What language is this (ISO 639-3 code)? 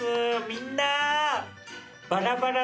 jpn